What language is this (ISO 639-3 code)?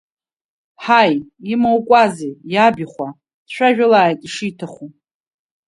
abk